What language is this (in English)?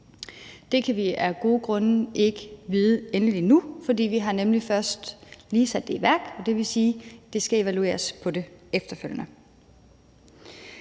Danish